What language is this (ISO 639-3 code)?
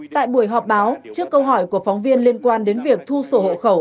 vie